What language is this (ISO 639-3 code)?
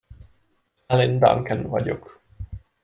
hun